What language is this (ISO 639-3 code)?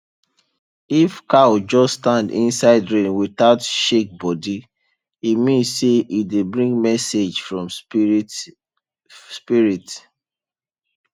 pcm